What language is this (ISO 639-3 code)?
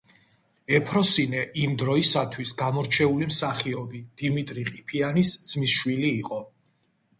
kat